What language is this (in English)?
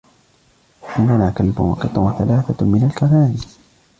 Arabic